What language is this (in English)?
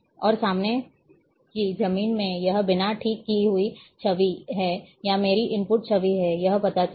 Hindi